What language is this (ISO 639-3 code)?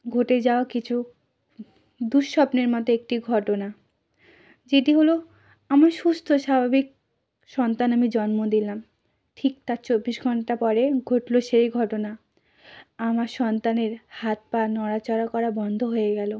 ben